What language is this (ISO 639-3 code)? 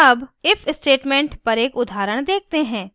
hin